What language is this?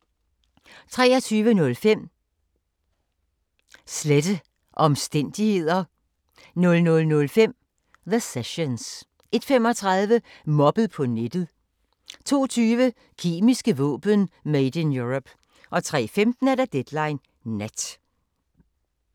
Danish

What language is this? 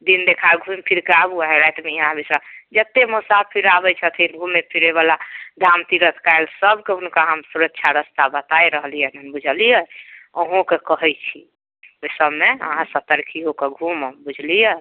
Maithili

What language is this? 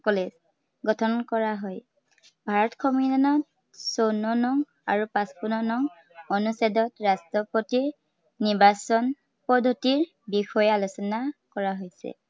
Assamese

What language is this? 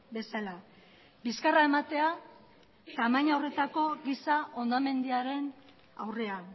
Basque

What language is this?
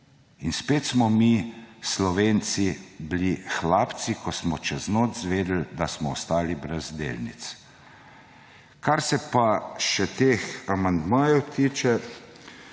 Slovenian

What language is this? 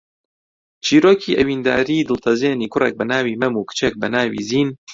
Central Kurdish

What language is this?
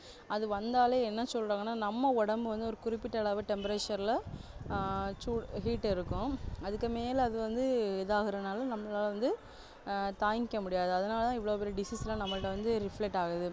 Tamil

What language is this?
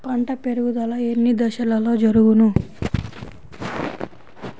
Telugu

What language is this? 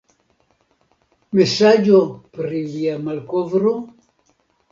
Esperanto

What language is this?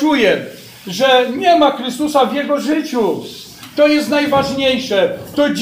Polish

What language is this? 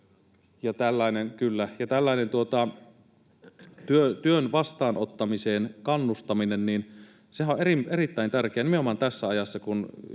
Finnish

